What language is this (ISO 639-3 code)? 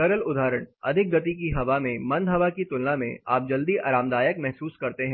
hin